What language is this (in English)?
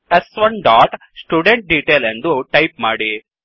Kannada